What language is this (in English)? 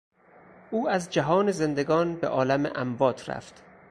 Persian